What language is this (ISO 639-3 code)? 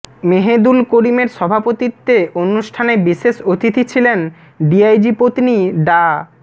ben